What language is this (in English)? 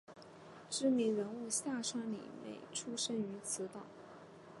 Chinese